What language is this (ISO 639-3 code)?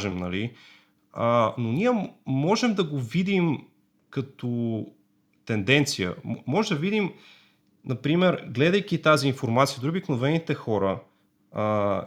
bul